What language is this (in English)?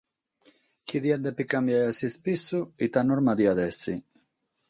Sardinian